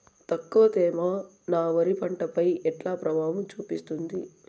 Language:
Telugu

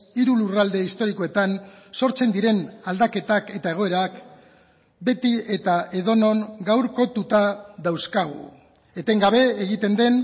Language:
Basque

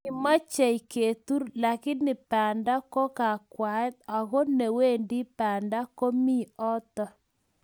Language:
Kalenjin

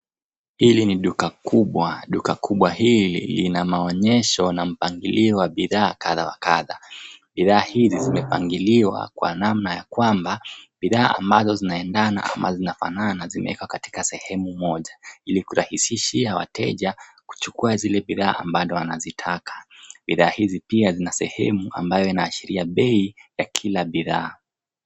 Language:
Swahili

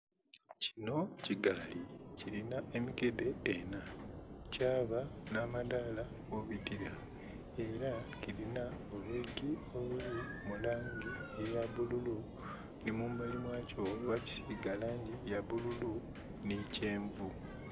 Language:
Soga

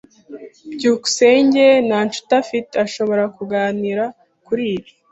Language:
Kinyarwanda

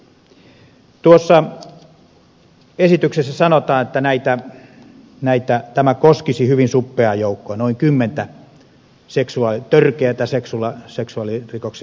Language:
Finnish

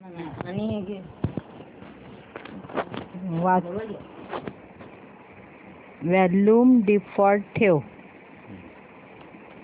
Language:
Marathi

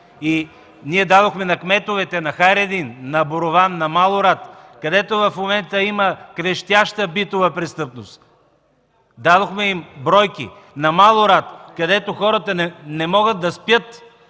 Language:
Bulgarian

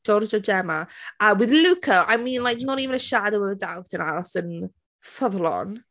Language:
Welsh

